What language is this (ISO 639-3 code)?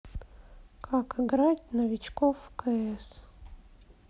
rus